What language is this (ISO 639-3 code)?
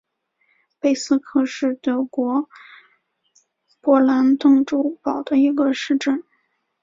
zho